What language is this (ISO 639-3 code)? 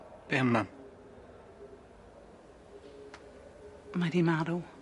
cym